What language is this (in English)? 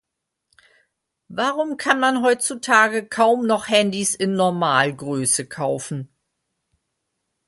German